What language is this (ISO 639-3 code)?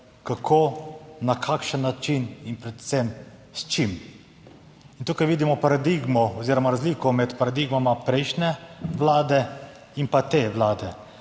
slv